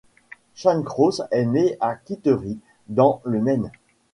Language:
French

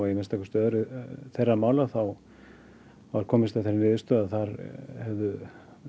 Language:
Icelandic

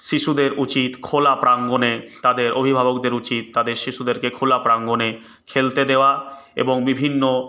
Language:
Bangla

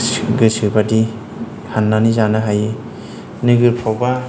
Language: Bodo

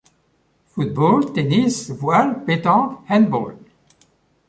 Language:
French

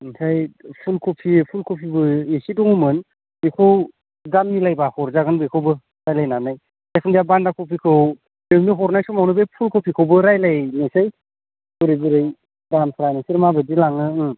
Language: Bodo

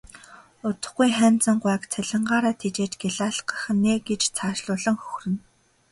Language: Mongolian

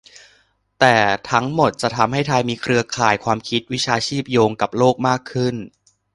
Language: Thai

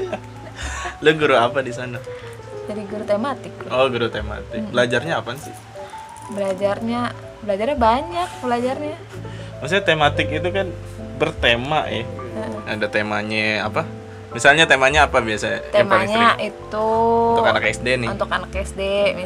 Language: Indonesian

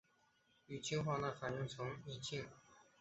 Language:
Chinese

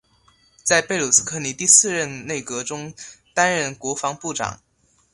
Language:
Chinese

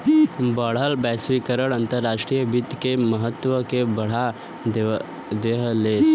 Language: Bhojpuri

